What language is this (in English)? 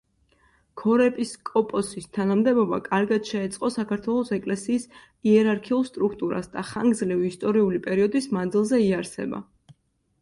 Georgian